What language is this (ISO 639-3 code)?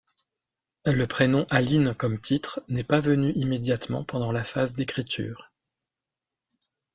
fra